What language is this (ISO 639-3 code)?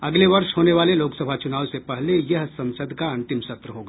hin